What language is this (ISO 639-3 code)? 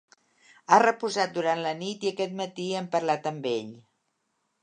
cat